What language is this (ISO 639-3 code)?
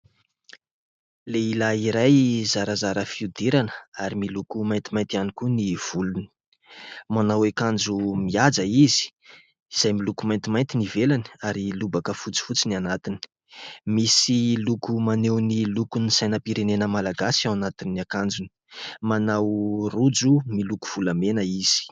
mlg